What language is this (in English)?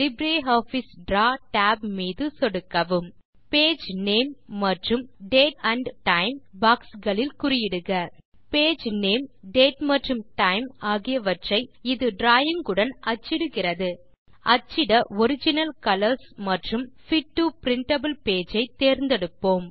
Tamil